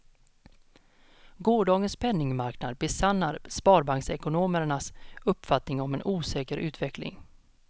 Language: Swedish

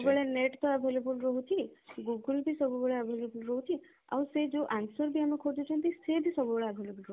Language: Odia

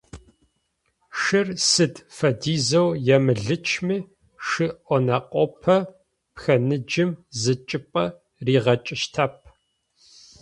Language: Adyghe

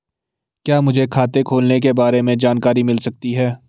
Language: Hindi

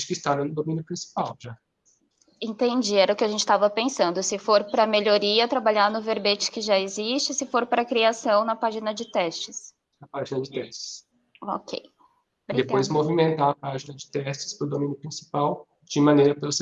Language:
Portuguese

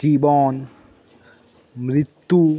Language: Bangla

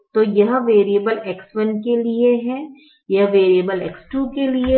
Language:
Hindi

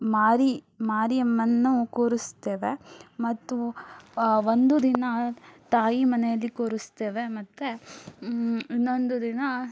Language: Kannada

